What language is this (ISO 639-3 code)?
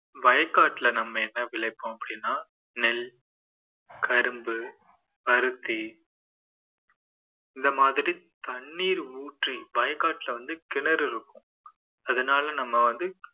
tam